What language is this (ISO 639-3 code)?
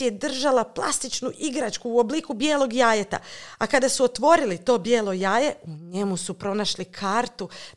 hrv